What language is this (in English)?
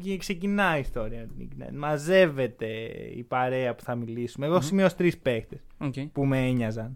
Greek